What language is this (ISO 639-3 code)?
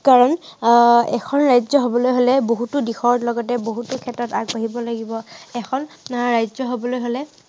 asm